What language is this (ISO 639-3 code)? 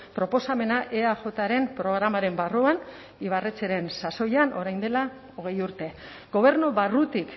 eus